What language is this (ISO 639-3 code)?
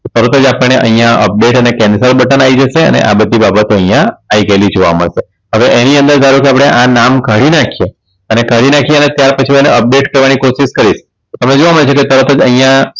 guj